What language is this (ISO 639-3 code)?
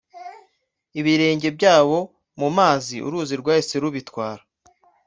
kin